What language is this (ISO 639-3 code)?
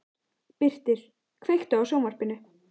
isl